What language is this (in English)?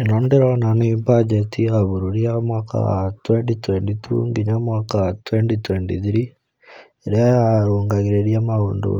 Kikuyu